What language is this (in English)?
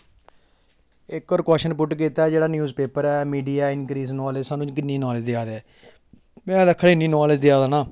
Dogri